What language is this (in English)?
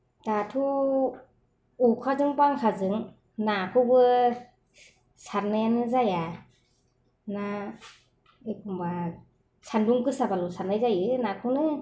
Bodo